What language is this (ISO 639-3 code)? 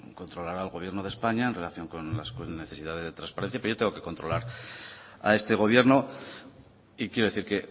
spa